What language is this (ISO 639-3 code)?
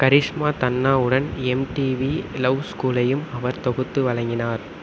tam